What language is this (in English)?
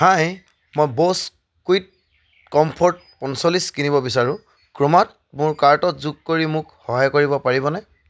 Assamese